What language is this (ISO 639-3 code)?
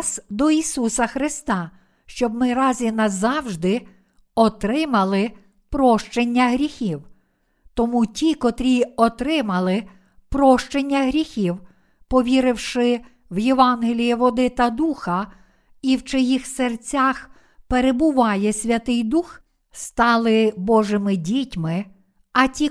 ukr